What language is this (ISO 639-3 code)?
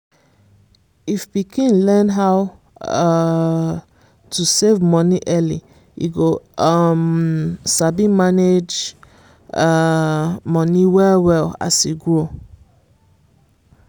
pcm